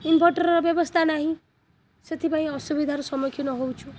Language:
Odia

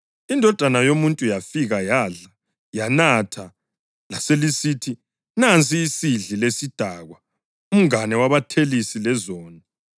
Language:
North Ndebele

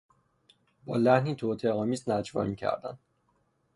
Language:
Persian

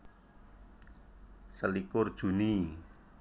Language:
Javanese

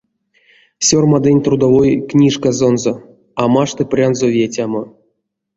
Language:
Erzya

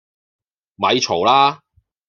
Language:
Cantonese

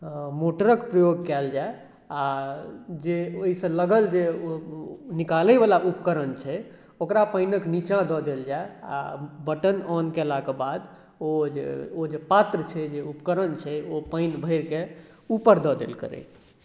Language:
Maithili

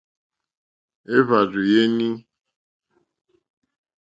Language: Mokpwe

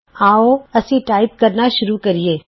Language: Punjabi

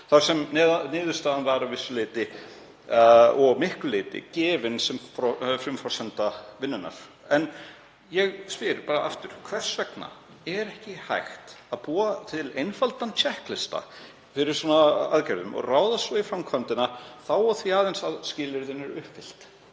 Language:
Icelandic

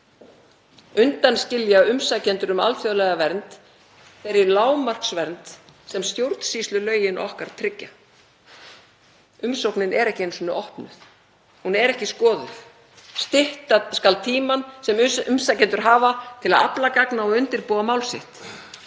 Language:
Icelandic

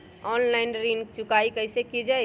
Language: Magahi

